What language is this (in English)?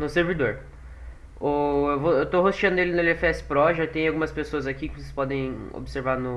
Portuguese